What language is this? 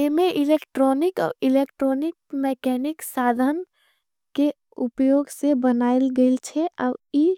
Angika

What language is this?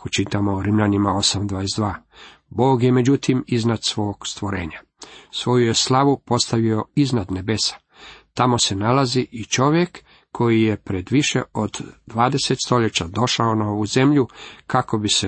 Croatian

